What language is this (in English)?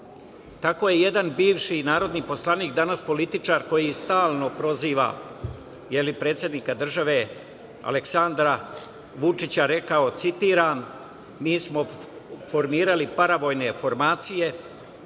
Serbian